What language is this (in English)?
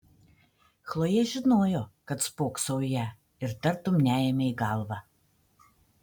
Lithuanian